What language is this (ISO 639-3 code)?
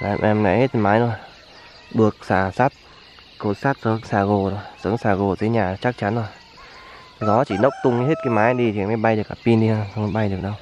vie